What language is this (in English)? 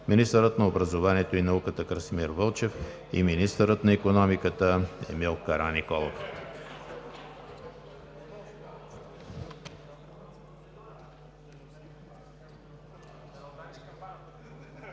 Bulgarian